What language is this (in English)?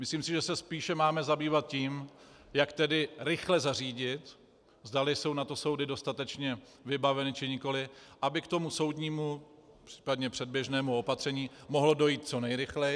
Czech